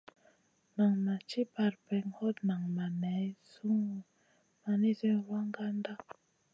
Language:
Masana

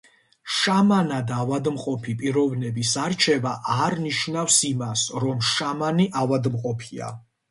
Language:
Georgian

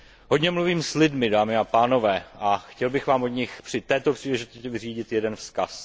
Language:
Czech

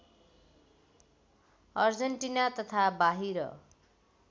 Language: Nepali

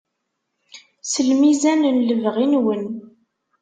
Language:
Kabyle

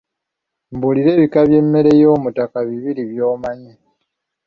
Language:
Ganda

